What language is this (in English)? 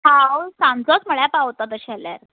Konkani